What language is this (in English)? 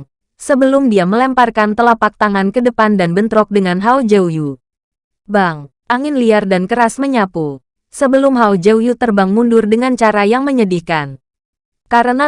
Indonesian